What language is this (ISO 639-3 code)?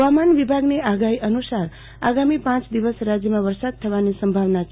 guj